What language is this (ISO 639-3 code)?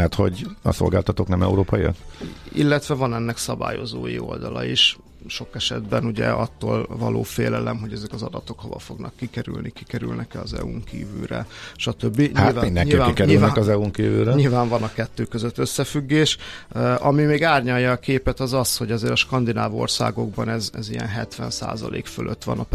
hun